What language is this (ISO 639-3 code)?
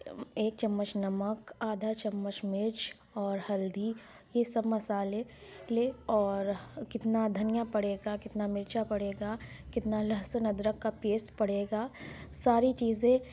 urd